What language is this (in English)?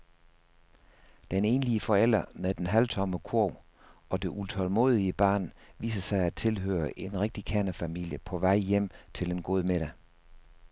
Danish